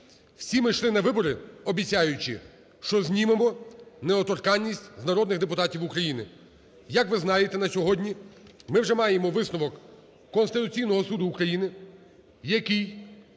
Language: Ukrainian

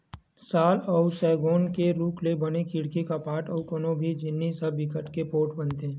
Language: Chhattisgarhi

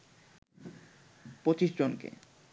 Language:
Bangla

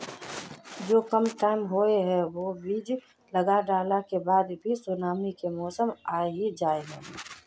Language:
Magahi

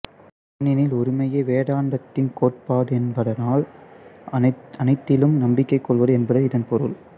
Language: Tamil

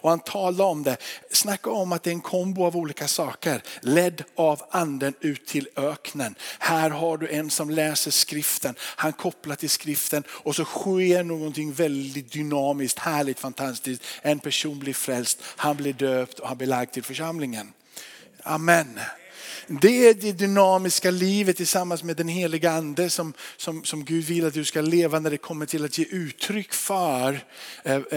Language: Swedish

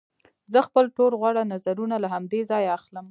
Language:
Pashto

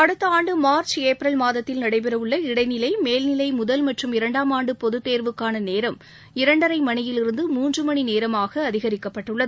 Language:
Tamil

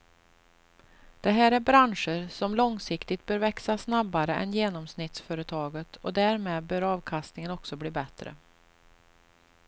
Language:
Swedish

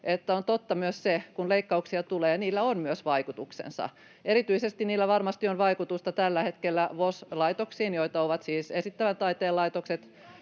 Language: Finnish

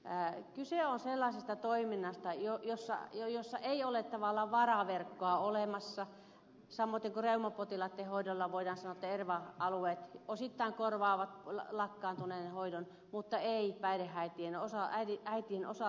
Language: Finnish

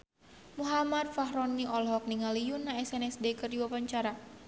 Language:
Sundanese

